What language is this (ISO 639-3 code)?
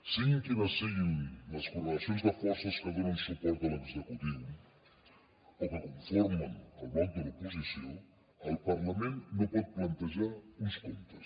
cat